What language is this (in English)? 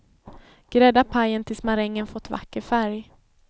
Swedish